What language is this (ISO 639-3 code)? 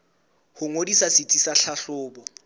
sot